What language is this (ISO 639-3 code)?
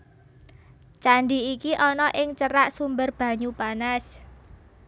jav